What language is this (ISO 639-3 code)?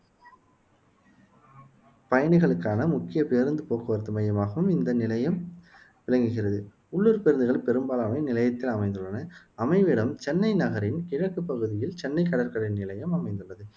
tam